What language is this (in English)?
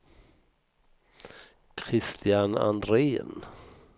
Swedish